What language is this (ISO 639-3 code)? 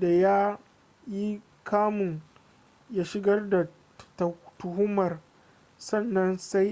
hau